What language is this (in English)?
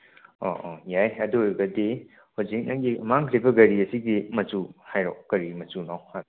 Manipuri